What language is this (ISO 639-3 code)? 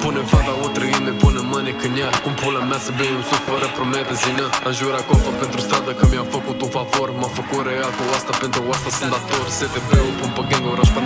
ron